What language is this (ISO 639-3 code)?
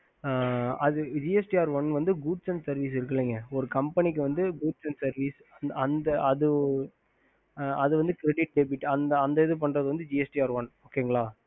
tam